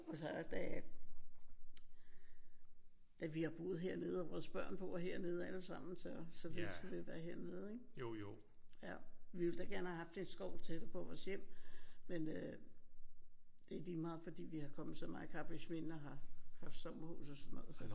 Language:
Danish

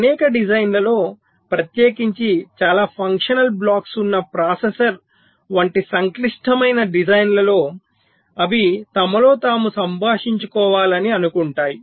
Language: Telugu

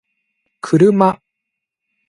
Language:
Japanese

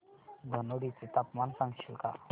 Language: Marathi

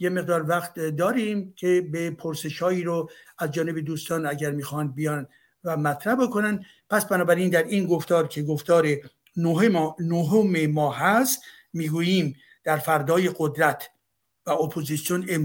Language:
Persian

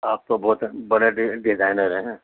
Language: Urdu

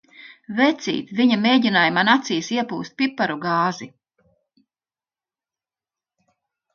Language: Latvian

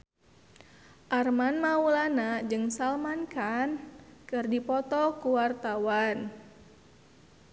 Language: Sundanese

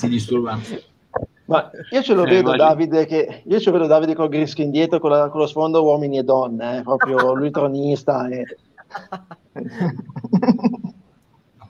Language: Italian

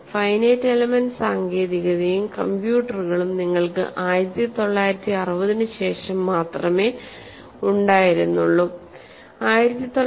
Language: Malayalam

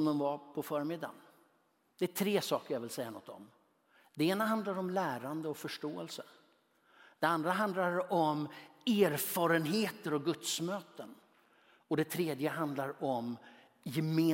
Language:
Swedish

